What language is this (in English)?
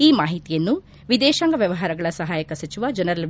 Kannada